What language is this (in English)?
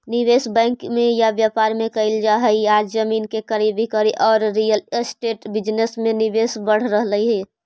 Magahi